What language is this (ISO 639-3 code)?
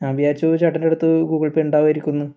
mal